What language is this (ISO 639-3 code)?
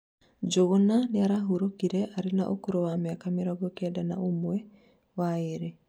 kik